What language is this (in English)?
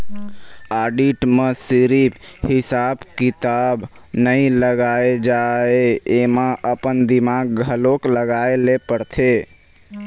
Chhattisgarhi